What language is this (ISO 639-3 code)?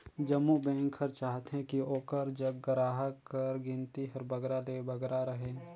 hne